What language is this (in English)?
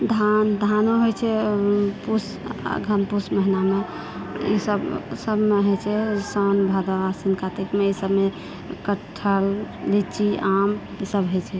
Maithili